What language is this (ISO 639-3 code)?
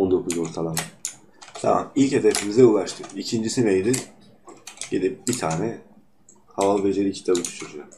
tur